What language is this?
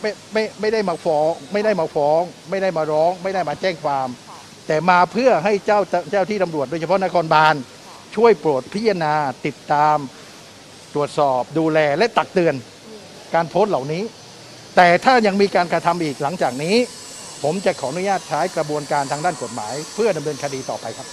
Thai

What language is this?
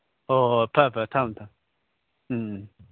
Manipuri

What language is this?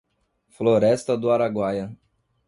Portuguese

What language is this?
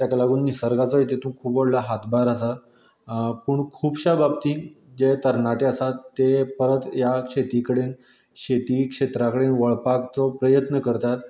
Konkani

